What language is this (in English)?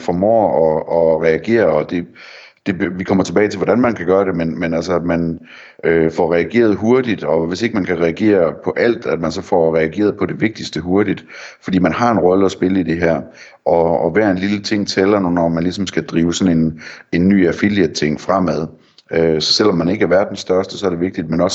Danish